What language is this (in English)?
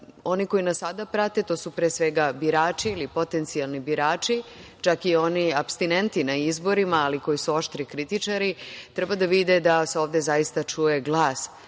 Serbian